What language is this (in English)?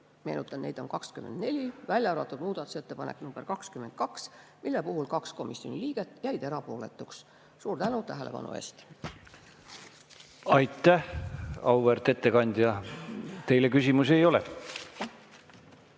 Estonian